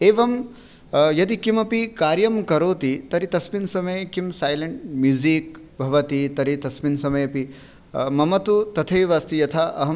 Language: Sanskrit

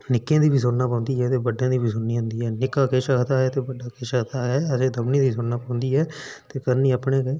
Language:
Dogri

